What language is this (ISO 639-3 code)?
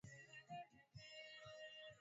swa